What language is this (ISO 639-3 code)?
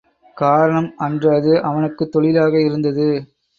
tam